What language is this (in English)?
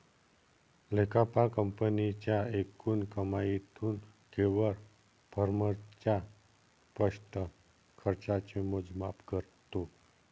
Marathi